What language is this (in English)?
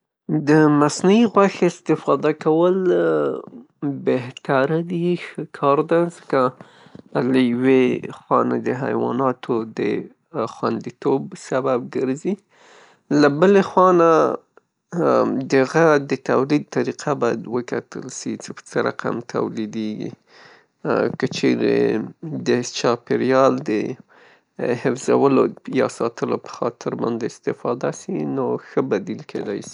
Pashto